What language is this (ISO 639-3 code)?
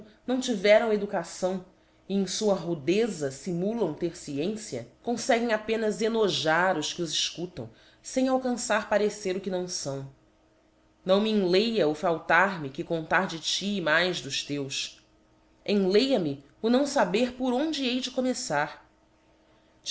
por